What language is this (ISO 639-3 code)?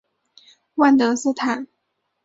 zho